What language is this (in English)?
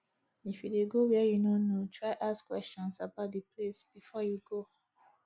Nigerian Pidgin